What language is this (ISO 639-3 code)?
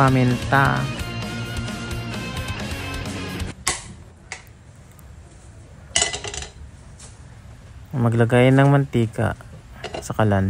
fil